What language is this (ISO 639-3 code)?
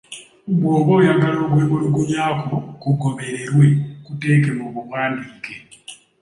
lug